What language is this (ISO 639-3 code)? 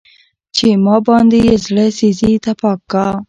pus